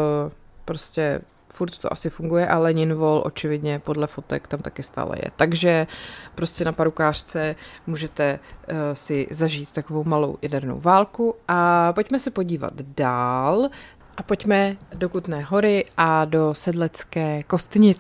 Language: Czech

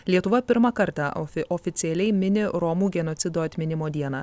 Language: Lithuanian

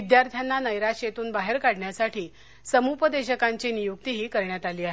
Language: Marathi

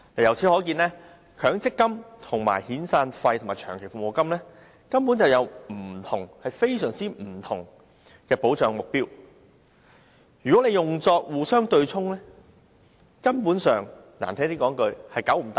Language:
Cantonese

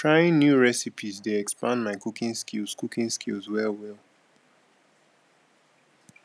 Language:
Nigerian Pidgin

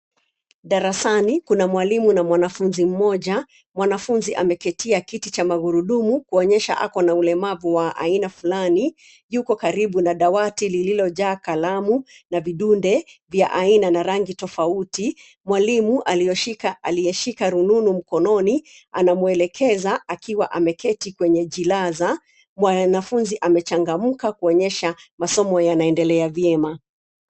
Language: Swahili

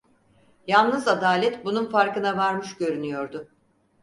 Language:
Turkish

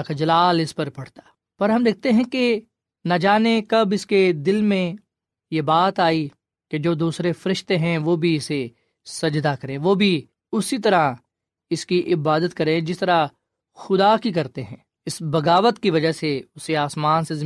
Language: Urdu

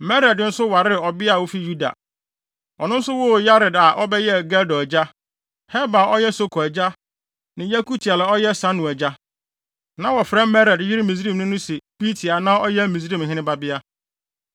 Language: Akan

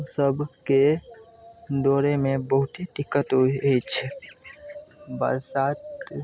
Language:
Maithili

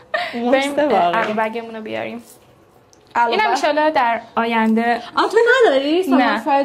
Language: Persian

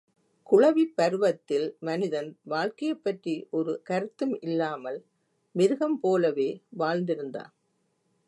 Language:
Tamil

